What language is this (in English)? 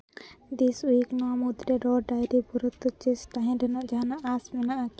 Santali